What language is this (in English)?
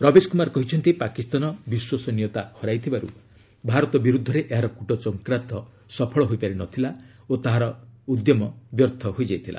Odia